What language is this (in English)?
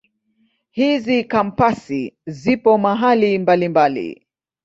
Swahili